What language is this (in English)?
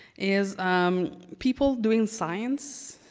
English